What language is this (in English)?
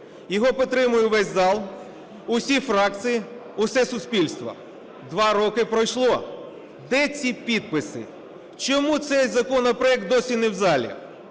Ukrainian